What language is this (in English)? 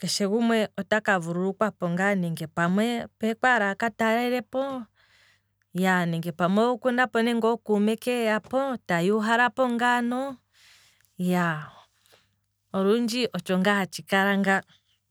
Kwambi